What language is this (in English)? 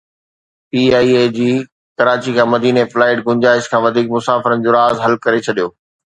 Sindhi